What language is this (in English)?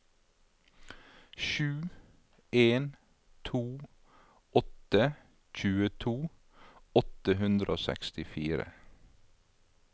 Norwegian